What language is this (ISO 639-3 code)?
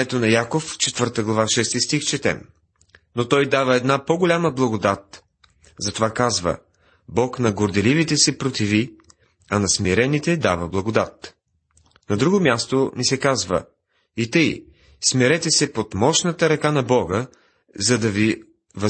bul